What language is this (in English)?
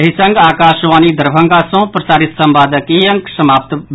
Maithili